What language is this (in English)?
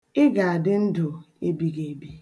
Igbo